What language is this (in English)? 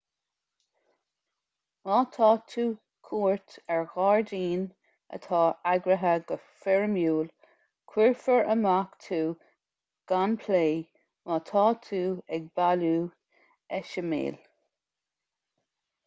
Irish